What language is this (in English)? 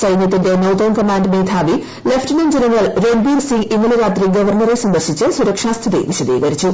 Malayalam